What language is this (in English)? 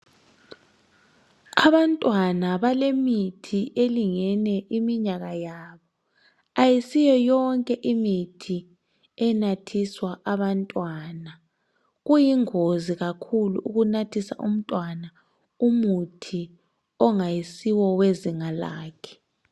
North Ndebele